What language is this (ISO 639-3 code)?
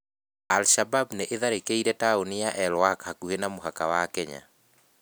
kik